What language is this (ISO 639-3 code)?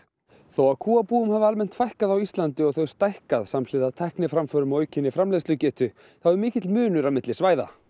isl